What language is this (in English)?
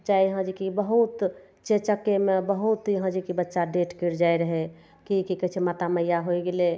Maithili